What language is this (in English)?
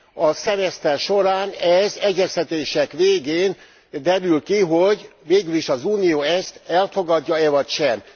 Hungarian